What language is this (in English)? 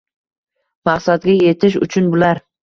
Uzbek